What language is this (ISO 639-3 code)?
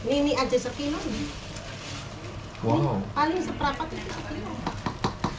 ind